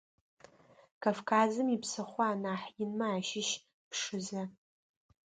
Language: Adyghe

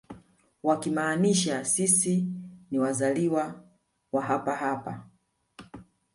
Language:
Swahili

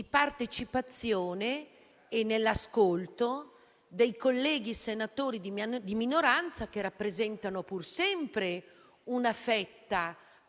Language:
Italian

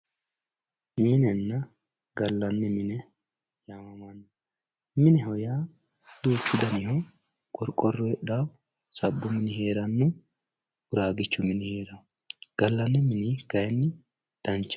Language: Sidamo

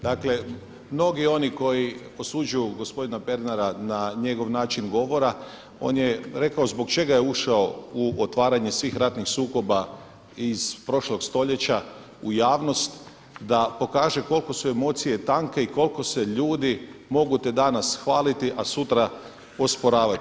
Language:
Croatian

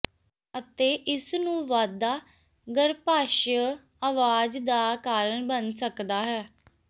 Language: Punjabi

